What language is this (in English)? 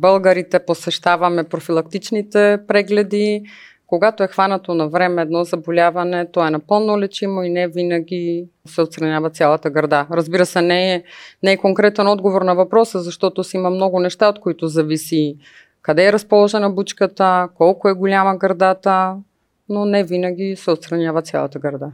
Bulgarian